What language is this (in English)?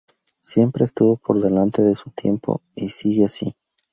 Spanish